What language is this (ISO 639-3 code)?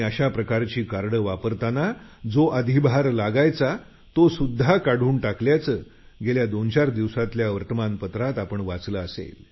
mar